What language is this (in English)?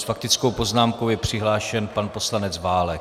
Czech